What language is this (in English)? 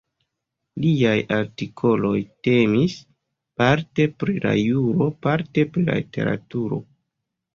Esperanto